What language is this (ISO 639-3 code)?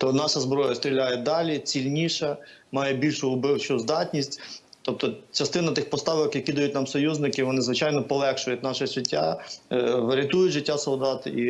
ukr